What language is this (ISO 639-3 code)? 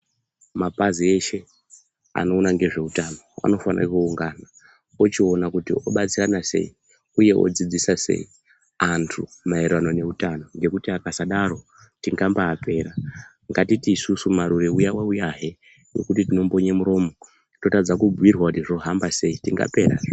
ndc